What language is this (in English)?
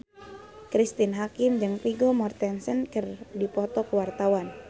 Sundanese